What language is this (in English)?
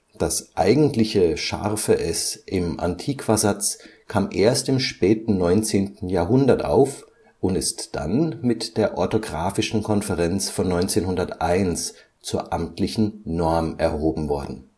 German